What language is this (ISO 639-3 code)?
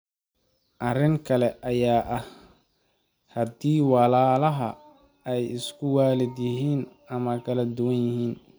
som